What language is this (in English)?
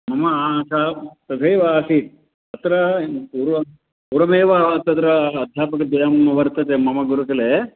Sanskrit